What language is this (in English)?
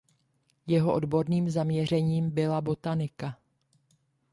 Czech